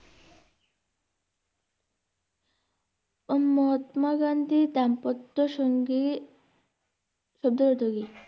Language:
Bangla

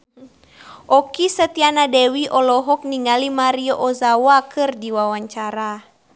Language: Sundanese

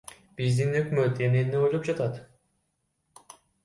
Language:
Kyrgyz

